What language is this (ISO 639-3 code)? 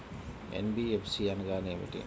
tel